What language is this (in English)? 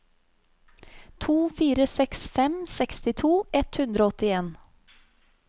Norwegian